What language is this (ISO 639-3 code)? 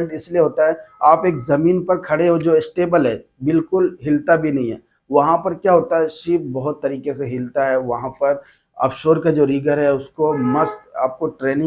hin